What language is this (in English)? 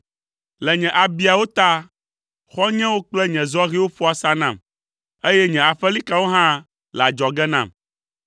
Ewe